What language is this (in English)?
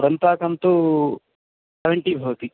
Sanskrit